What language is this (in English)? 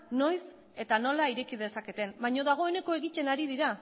Basque